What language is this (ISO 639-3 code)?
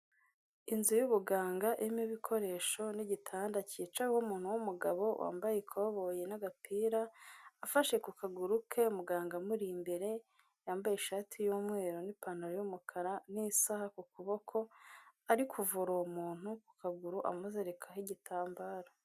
kin